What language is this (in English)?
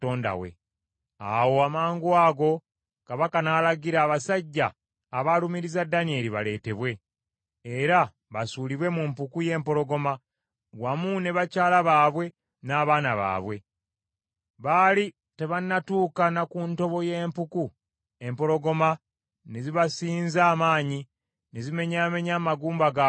Ganda